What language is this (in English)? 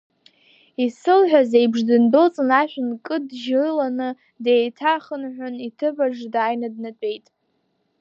Abkhazian